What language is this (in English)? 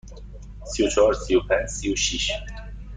Persian